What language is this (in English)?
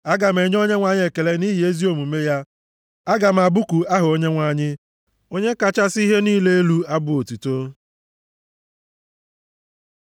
Igbo